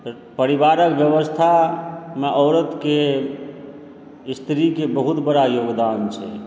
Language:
Maithili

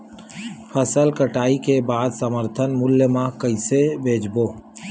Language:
Chhattisgarhi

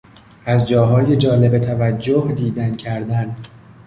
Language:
Persian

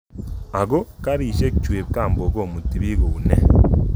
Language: Kalenjin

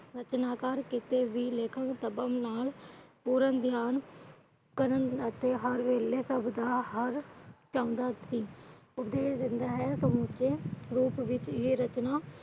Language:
Punjabi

